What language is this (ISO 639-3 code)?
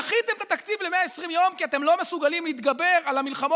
heb